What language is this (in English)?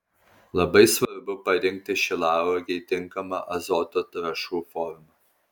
Lithuanian